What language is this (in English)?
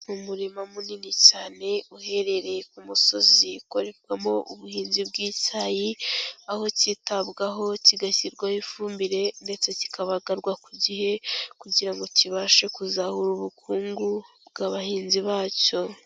Kinyarwanda